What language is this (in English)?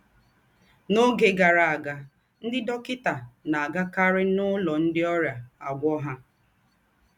Igbo